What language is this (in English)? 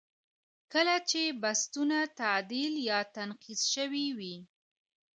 Pashto